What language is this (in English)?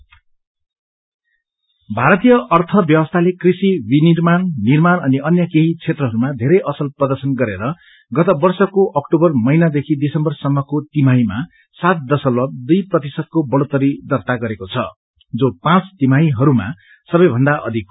Nepali